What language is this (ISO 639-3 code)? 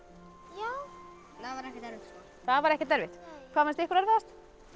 isl